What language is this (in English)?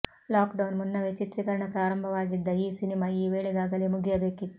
Kannada